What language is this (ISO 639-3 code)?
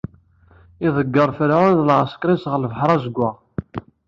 kab